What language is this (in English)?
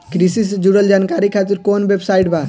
Bhojpuri